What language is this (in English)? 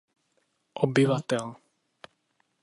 Czech